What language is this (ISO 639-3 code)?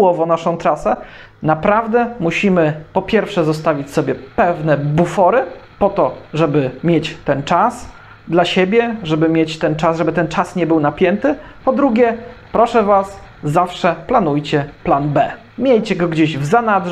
pol